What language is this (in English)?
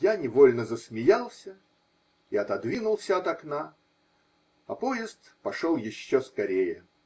Russian